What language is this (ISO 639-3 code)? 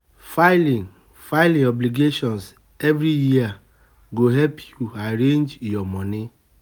pcm